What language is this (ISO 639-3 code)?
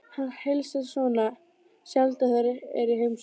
isl